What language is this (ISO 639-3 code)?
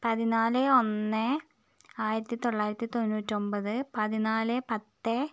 mal